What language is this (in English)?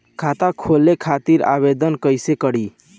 Bhojpuri